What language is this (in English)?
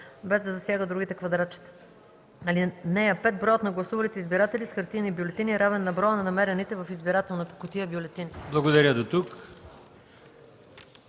Bulgarian